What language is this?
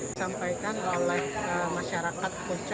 Indonesian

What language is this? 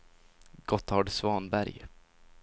Swedish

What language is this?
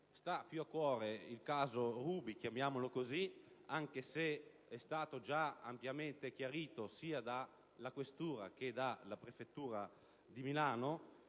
Italian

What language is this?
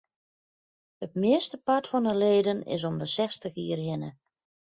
Western Frisian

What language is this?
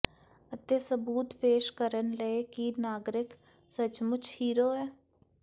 Punjabi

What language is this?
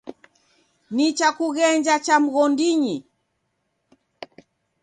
Taita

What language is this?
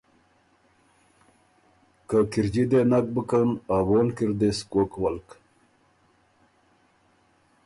Ormuri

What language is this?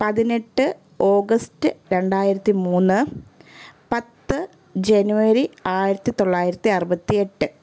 Malayalam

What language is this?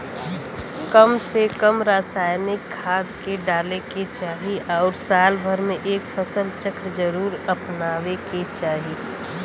Bhojpuri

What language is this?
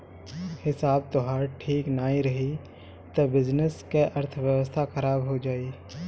Bhojpuri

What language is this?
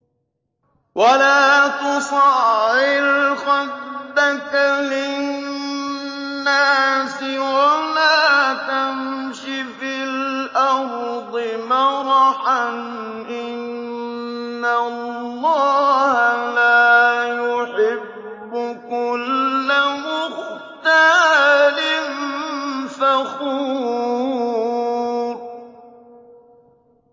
Arabic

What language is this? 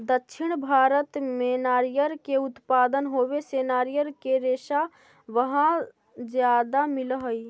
Magahi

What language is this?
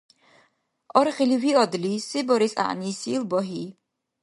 Dargwa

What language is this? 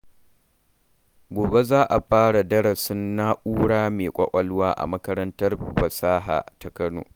Hausa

